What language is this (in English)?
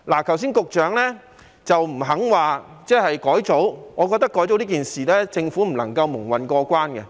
Cantonese